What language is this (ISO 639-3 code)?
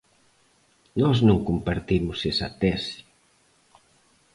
glg